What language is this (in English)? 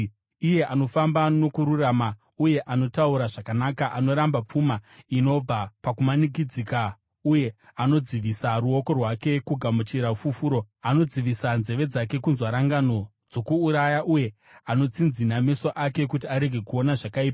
Shona